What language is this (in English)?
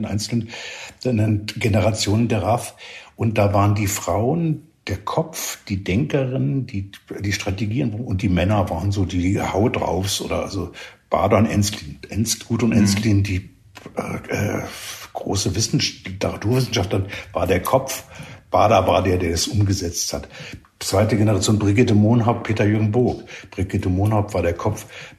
German